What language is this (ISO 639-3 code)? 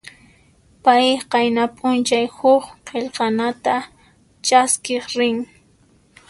qxp